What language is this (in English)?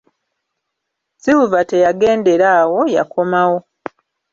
Ganda